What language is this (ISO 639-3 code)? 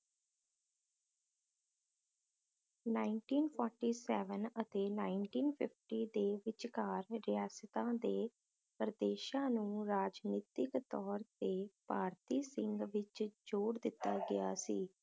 pan